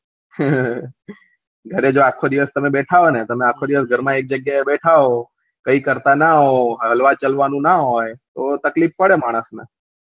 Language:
Gujarati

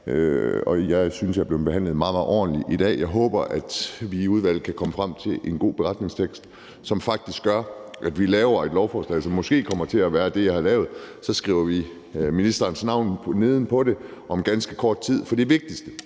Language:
Danish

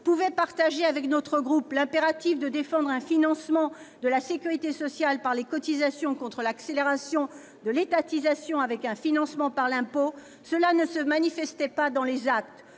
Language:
French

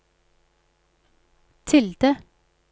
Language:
Norwegian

